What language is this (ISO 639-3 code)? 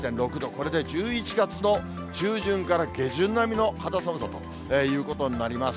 jpn